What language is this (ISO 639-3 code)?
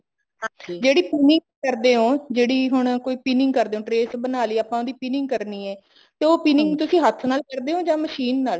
pan